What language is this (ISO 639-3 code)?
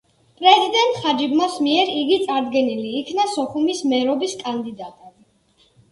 kat